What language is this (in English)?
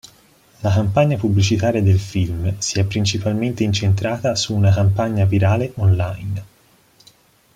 Italian